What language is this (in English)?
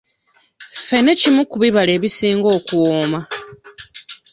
Ganda